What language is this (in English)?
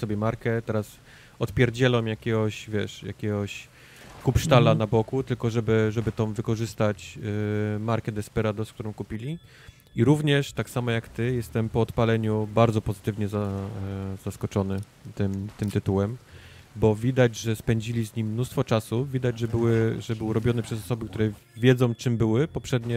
Polish